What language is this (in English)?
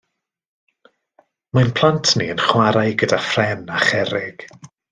Welsh